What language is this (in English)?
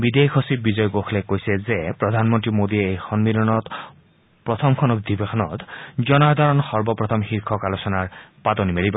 Assamese